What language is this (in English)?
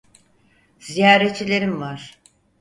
Turkish